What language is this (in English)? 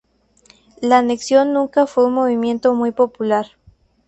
Spanish